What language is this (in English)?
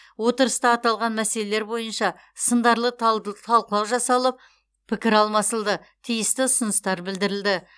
Kazakh